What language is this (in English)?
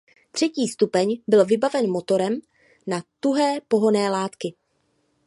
Czech